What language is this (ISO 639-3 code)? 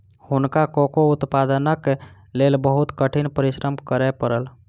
mai